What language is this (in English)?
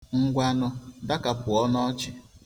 Igbo